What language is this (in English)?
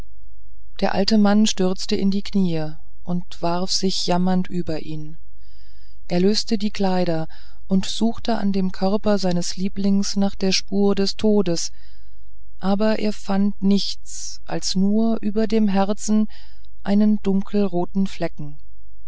German